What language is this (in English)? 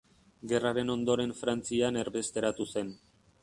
Basque